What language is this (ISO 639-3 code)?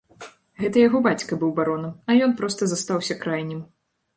bel